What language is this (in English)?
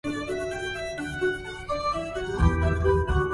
Arabic